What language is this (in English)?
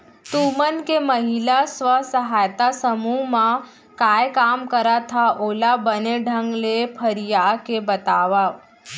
Chhattisgarhi